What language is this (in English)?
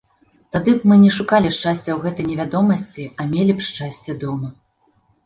Belarusian